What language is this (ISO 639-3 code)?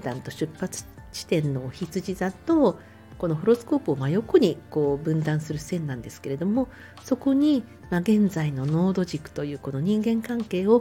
jpn